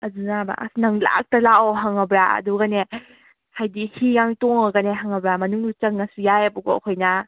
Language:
Manipuri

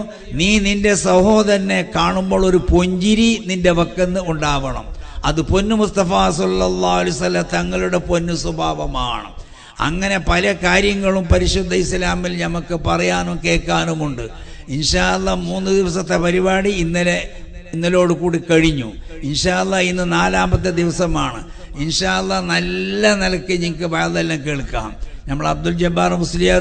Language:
Arabic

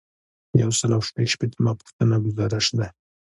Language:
Pashto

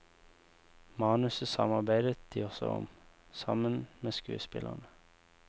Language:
Norwegian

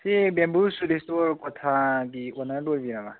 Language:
Manipuri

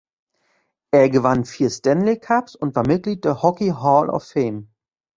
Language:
German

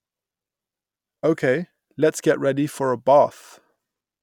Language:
English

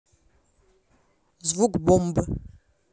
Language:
Russian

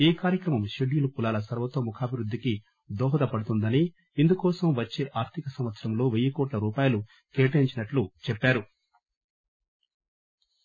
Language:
Telugu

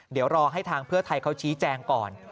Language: Thai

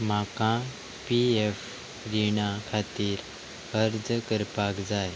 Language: Konkani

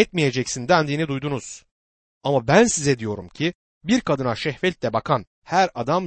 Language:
Turkish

